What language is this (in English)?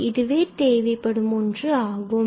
Tamil